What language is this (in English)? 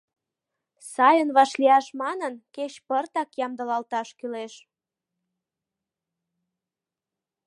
Mari